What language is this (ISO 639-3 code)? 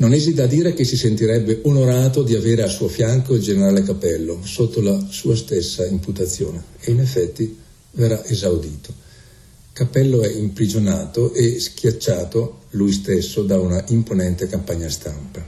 ita